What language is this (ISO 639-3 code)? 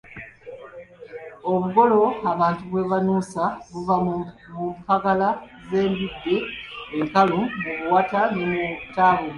lug